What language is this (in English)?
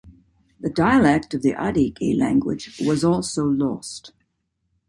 English